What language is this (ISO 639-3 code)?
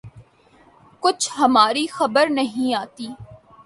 urd